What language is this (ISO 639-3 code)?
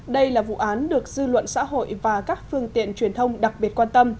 vie